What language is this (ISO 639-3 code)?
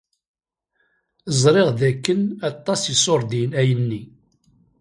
kab